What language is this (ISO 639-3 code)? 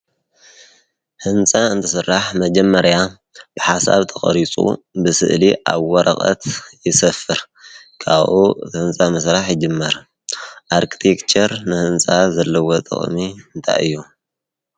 tir